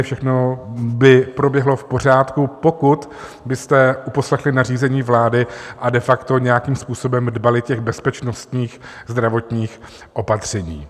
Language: Czech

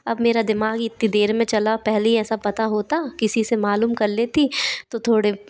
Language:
Hindi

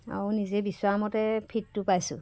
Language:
Assamese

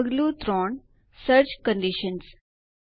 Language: Gujarati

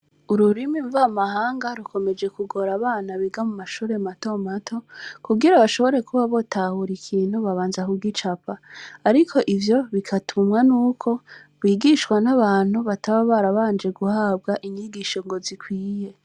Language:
Rundi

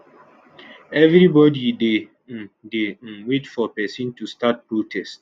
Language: Nigerian Pidgin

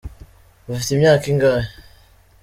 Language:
Kinyarwanda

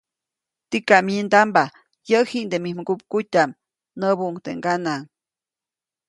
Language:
Copainalá Zoque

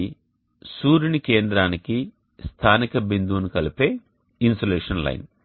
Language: Telugu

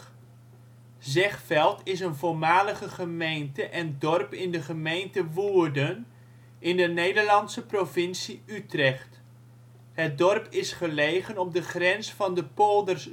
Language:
Dutch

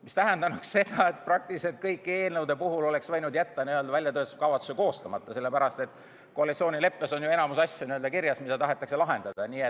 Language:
Estonian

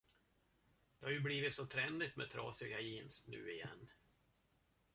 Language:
Swedish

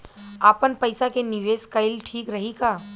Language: Bhojpuri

